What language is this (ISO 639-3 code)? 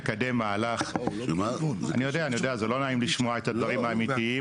heb